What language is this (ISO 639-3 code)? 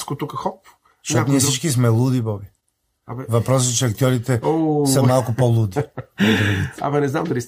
bul